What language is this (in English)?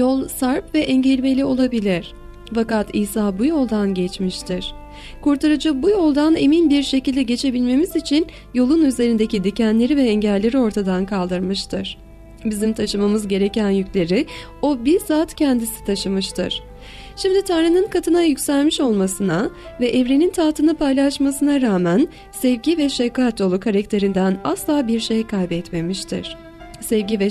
Turkish